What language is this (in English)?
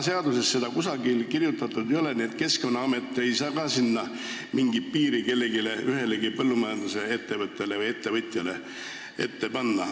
Estonian